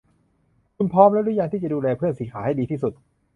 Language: Thai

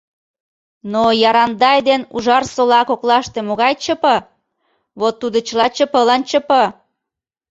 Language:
Mari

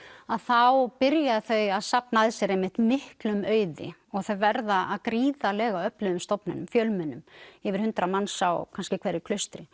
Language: Icelandic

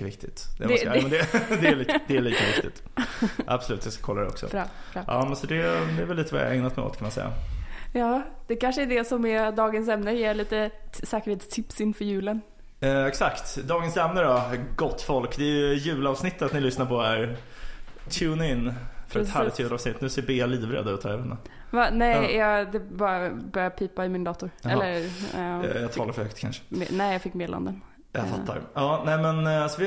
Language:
Swedish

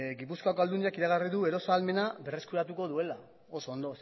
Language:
Basque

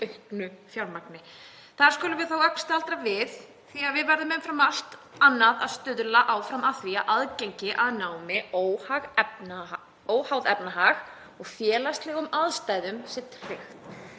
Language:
Icelandic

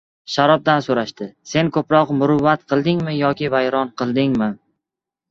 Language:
Uzbek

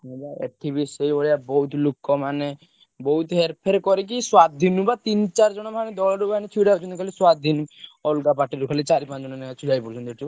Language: Odia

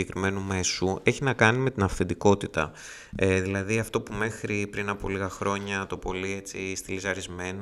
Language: Greek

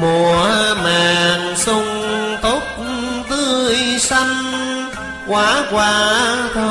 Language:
Vietnamese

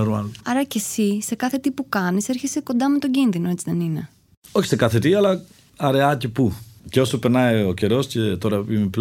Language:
Greek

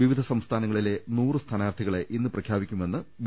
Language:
Malayalam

